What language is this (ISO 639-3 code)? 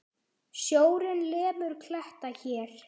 isl